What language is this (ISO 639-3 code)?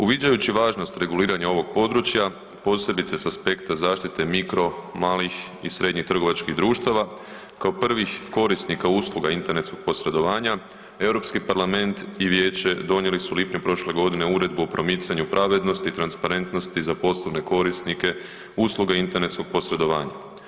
hrv